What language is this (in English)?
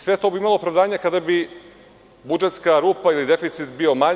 Serbian